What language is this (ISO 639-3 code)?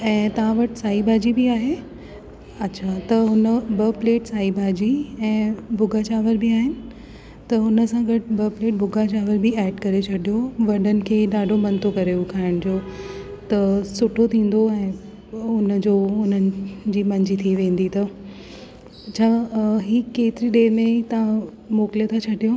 snd